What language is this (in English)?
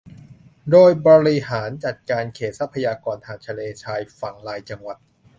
Thai